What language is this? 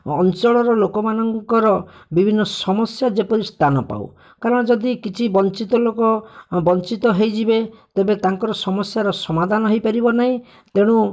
Odia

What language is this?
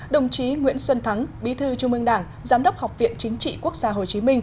Vietnamese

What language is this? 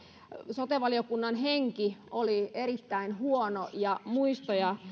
Finnish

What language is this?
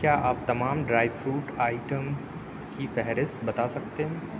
Urdu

